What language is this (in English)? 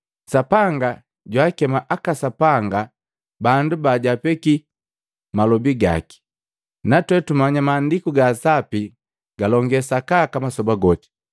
Matengo